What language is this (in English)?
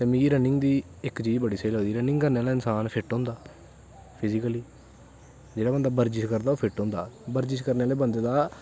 Dogri